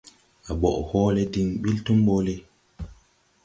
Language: Tupuri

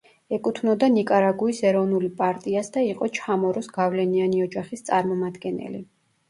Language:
Georgian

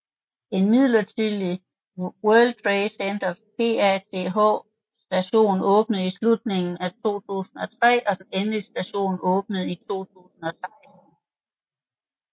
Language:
Danish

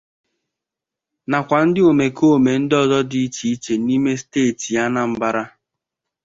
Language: Igbo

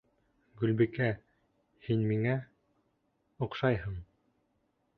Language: Bashkir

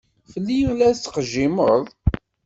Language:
Kabyle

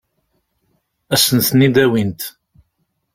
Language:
Kabyle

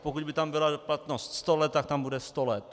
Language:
Czech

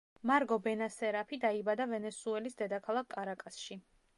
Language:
Georgian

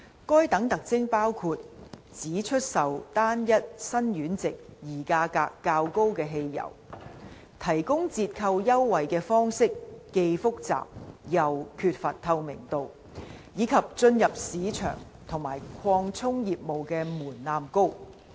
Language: Cantonese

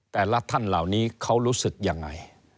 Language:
Thai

